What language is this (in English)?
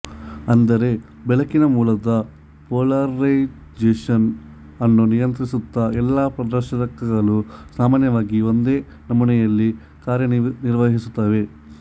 Kannada